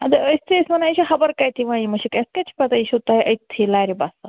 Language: Kashmiri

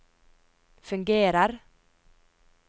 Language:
Norwegian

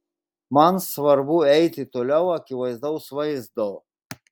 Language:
Lithuanian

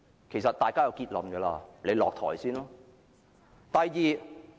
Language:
Cantonese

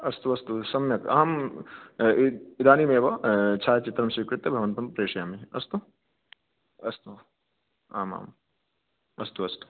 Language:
Sanskrit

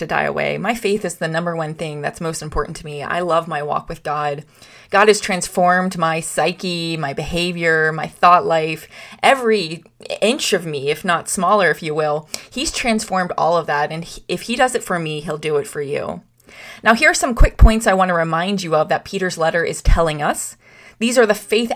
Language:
English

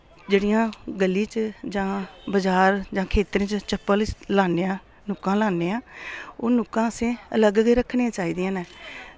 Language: Dogri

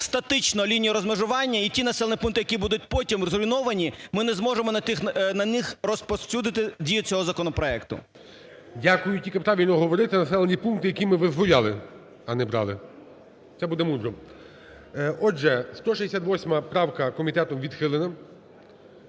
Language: Ukrainian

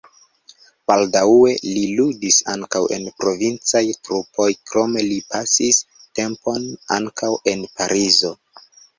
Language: Esperanto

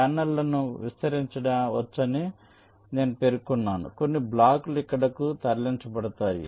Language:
Telugu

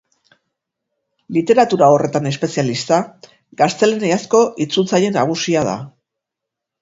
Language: Basque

